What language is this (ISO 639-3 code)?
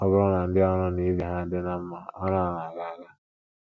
ibo